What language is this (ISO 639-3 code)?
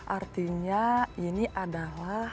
ind